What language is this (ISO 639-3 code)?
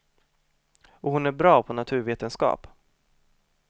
swe